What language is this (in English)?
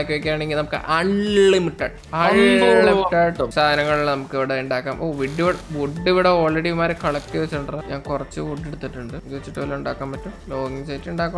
Malayalam